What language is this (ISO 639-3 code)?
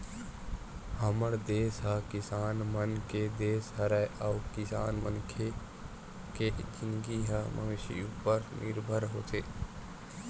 hne